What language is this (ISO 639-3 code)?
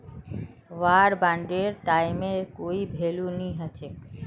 mag